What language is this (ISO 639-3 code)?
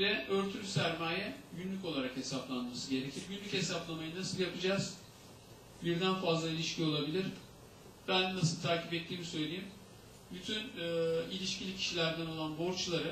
tur